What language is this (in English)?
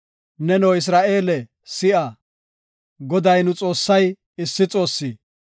Gofa